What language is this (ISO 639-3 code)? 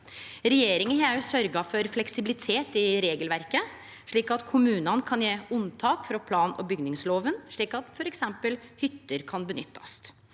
nor